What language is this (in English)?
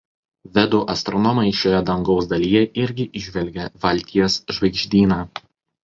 Lithuanian